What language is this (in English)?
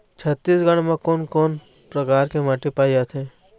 Chhattisgarhi